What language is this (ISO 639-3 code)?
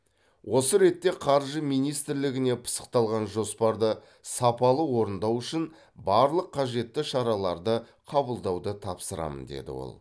kaz